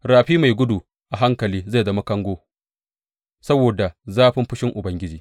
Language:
Hausa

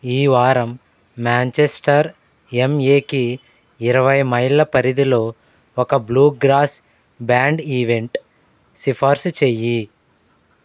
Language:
Telugu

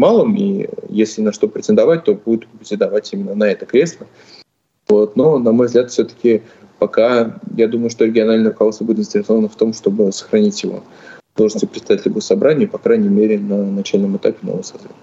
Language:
Russian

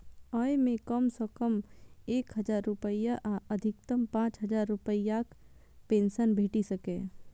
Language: Maithili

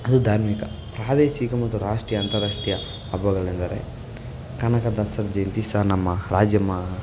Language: Kannada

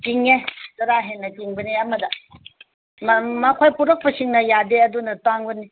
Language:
Manipuri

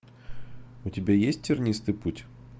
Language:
Russian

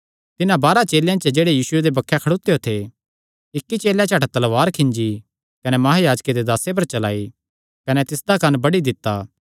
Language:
Kangri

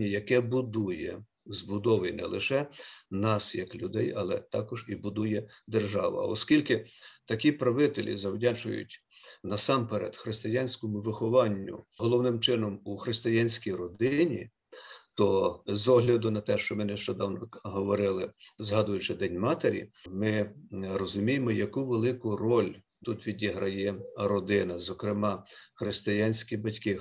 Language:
Ukrainian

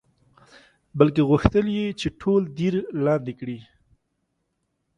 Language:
Pashto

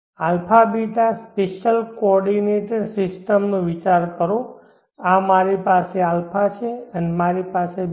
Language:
Gujarati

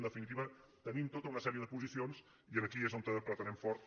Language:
Catalan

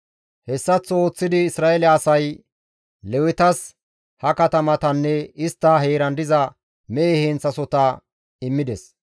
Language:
Gamo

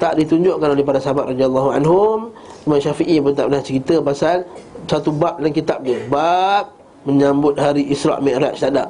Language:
Malay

